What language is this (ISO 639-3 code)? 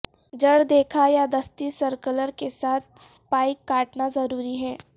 urd